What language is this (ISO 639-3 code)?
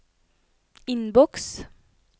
nor